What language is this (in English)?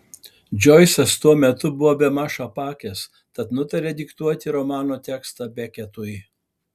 Lithuanian